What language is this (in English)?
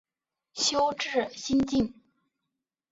Chinese